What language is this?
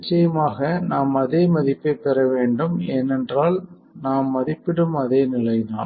Tamil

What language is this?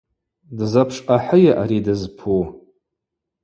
Abaza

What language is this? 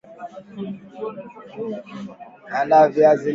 Swahili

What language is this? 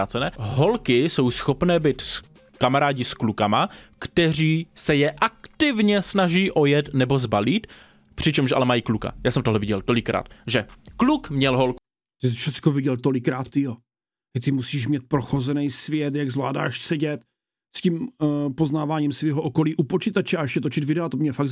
Czech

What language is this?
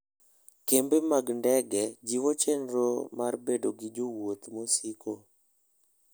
Luo (Kenya and Tanzania)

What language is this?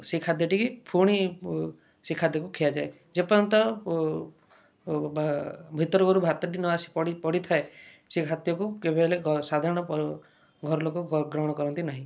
Odia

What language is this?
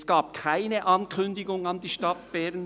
Swiss German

